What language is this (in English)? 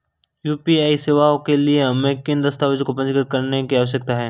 Hindi